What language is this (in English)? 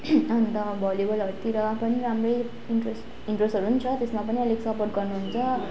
Nepali